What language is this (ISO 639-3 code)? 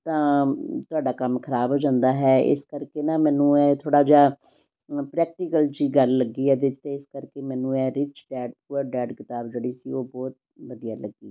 pan